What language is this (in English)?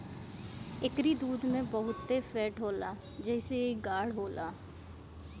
Bhojpuri